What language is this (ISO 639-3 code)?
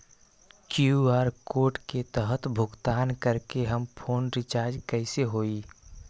mag